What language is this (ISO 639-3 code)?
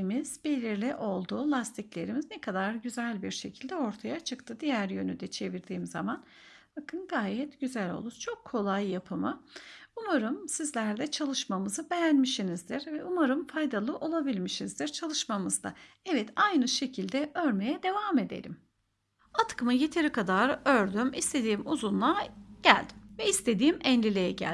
tur